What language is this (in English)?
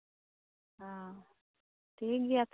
Santali